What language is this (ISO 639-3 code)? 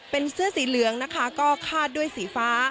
tha